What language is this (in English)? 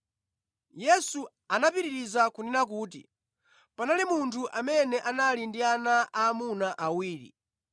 Nyanja